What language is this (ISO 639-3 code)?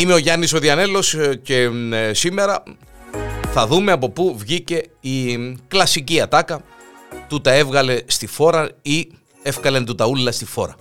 ell